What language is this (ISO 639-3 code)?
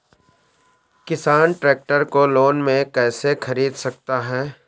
hin